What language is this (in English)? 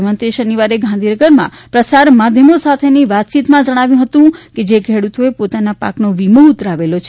Gujarati